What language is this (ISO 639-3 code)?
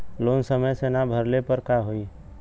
bho